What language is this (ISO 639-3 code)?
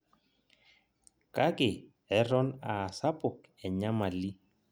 mas